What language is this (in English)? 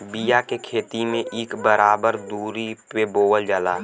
Bhojpuri